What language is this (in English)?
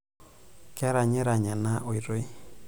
Masai